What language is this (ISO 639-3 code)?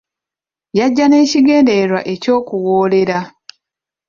lug